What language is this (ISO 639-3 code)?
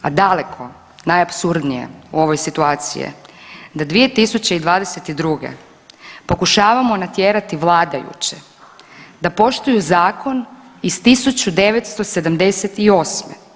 hrv